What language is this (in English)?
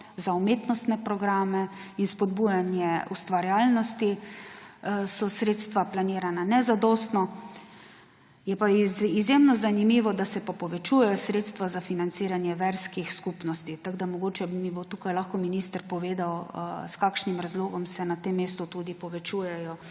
Slovenian